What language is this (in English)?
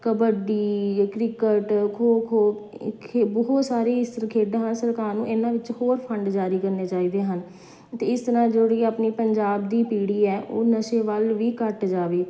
Punjabi